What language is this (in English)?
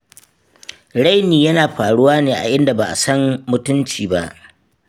Hausa